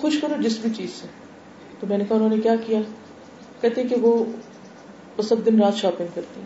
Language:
Urdu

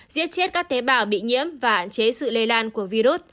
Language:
Vietnamese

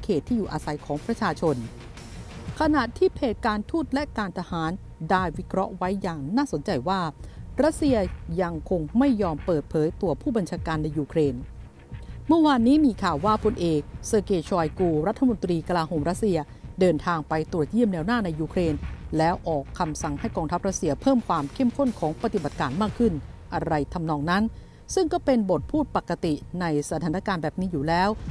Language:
Thai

